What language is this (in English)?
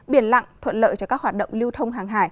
Vietnamese